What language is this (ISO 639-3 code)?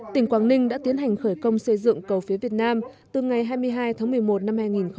vie